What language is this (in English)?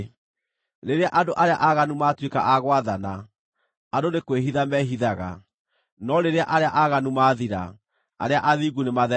Kikuyu